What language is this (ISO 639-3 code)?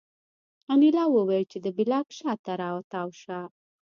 pus